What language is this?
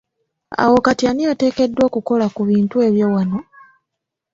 Ganda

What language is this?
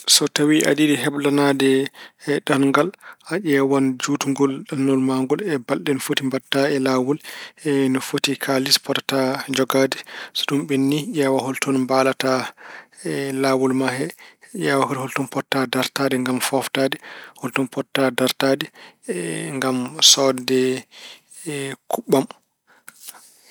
Fula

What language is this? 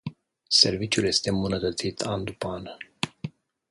Romanian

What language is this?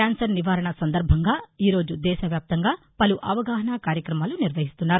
Telugu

